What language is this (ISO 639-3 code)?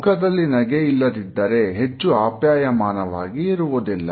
kan